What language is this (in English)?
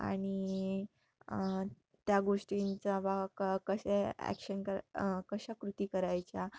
Marathi